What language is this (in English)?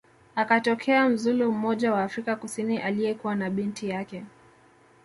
Swahili